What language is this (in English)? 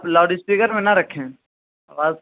Urdu